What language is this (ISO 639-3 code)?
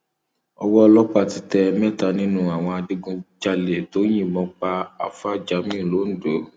yor